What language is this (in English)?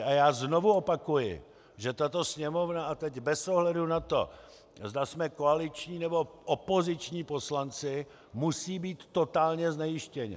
Czech